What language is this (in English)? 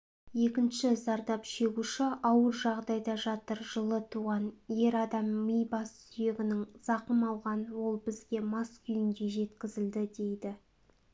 Kazakh